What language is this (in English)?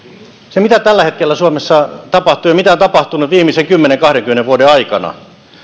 Finnish